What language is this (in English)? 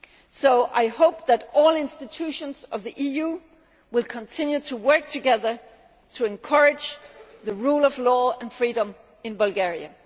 English